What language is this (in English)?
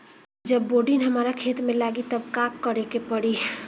Bhojpuri